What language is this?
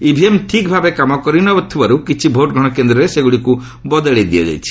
Odia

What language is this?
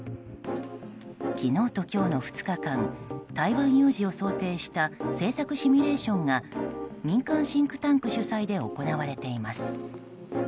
Japanese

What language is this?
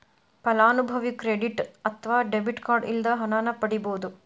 Kannada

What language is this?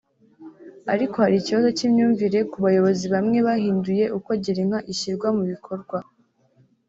Kinyarwanda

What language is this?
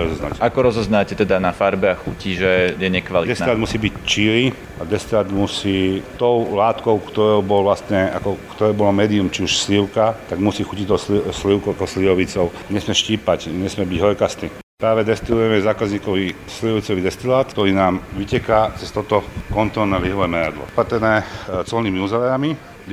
Slovak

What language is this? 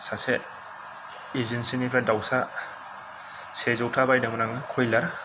Bodo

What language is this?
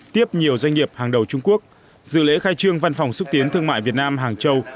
Vietnamese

